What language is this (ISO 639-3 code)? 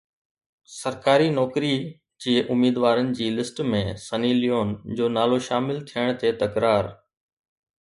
snd